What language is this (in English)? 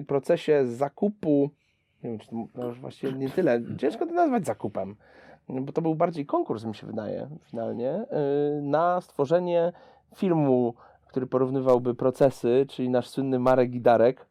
Polish